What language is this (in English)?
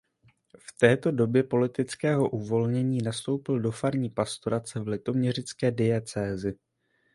Czech